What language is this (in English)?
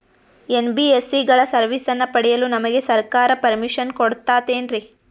Kannada